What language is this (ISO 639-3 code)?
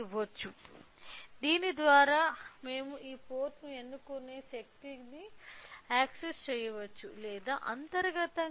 tel